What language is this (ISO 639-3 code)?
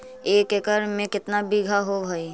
mag